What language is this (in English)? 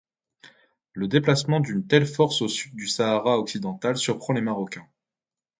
French